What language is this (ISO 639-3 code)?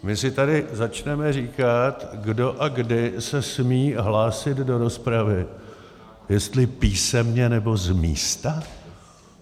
ces